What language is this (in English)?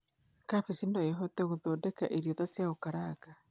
Kikuyu